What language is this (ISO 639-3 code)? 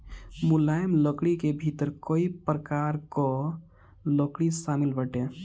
bho